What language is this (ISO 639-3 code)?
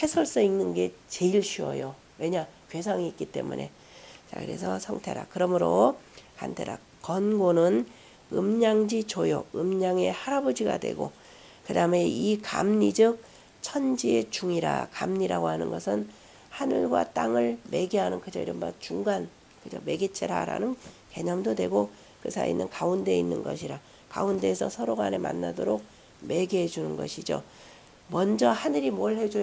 kor